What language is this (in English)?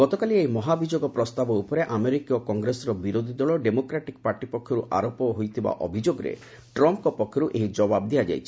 Odia